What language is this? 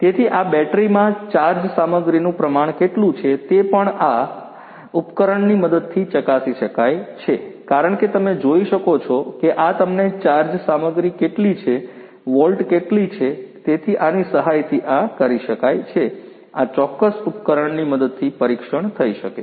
Gujarati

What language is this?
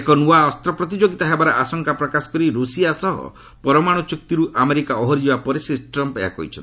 Odia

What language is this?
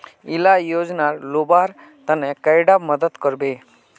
Magahi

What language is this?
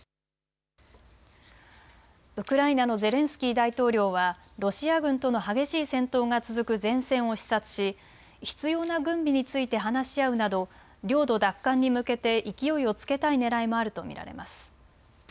Japanese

